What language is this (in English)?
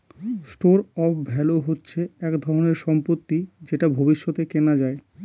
Bangla